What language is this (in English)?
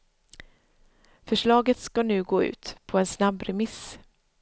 Swedish